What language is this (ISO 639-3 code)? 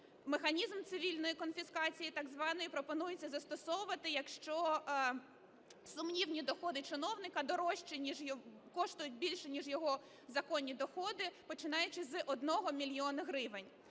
ukr